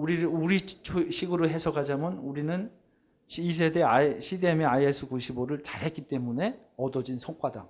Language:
Korean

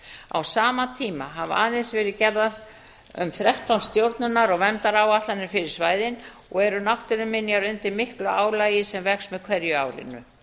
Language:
Icelandic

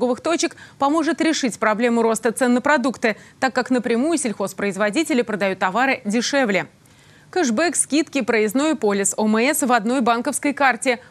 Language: Russian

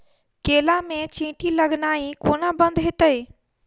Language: Maithili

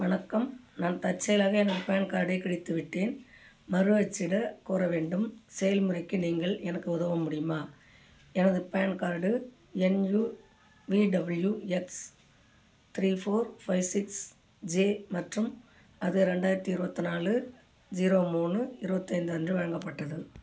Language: Tamil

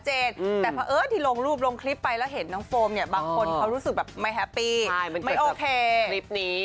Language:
Thai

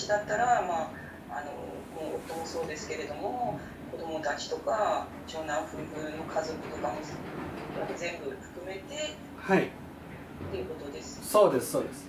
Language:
Japanese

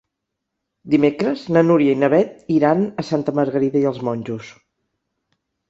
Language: Catalan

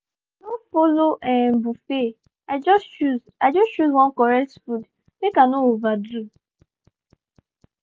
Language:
Nigerian Pidgin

